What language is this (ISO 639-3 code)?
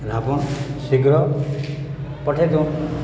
ori